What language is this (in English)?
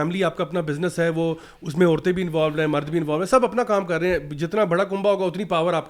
Urdu